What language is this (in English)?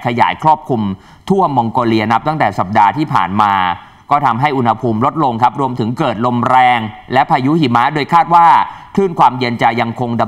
Thai